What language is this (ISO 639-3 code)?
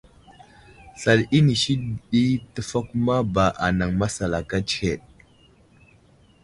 udl